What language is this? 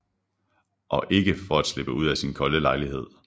Danish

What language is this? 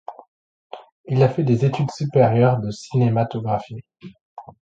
French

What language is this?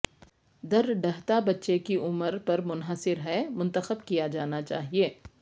Urdu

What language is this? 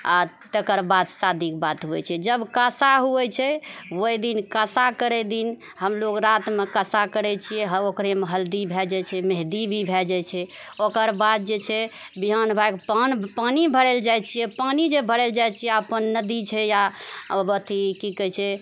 Maithili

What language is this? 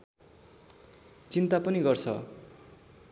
Nepali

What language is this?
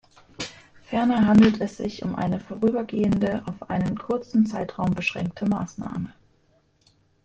German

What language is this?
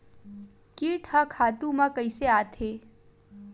Chhattisgarhi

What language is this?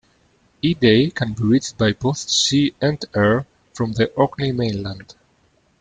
English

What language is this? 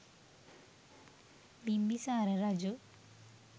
Sinhala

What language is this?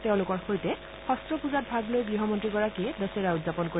Assamese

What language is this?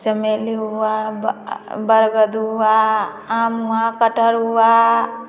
Hindi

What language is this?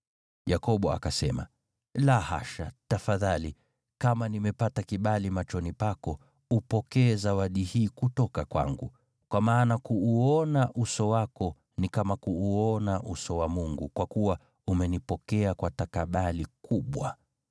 Swahili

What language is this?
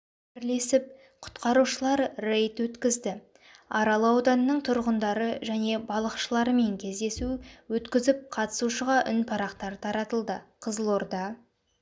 Kazakh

